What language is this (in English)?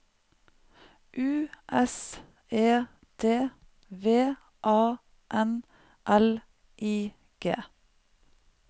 Norwegian